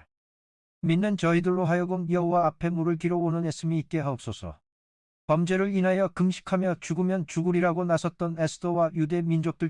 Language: Korean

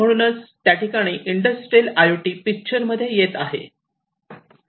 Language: Marathi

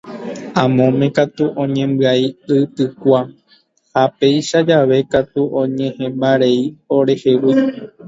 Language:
Guarani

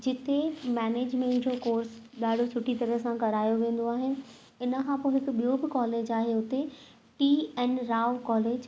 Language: Sindhi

